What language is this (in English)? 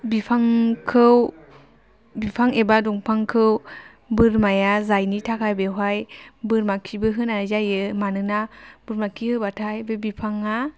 Bodo